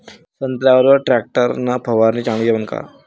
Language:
Marathi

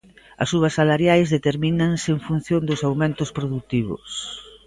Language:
Galician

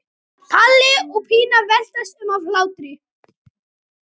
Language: Icelandic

